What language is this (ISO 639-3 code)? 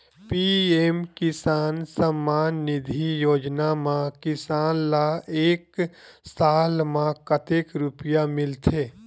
hne